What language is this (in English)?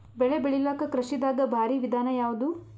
Kannada